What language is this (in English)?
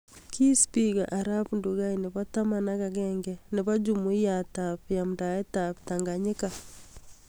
Kalenjin